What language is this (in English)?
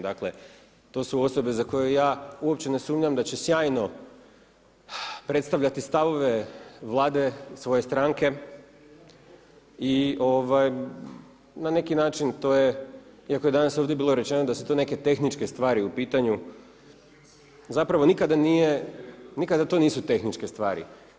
Croatian